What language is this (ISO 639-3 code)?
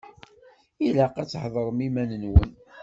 kab